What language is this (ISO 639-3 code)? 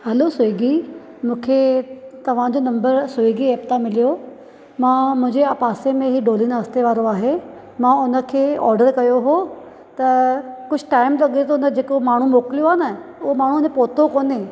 snd